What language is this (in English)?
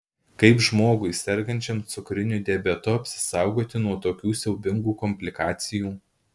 Lithuanian